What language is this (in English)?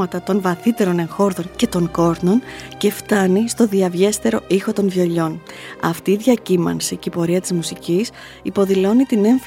Greek